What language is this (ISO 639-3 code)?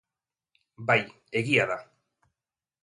eus